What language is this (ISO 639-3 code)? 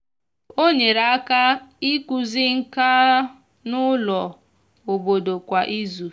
ibo